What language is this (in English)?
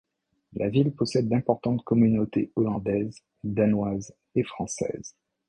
French